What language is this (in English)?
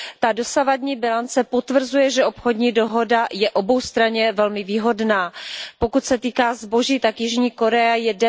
Czech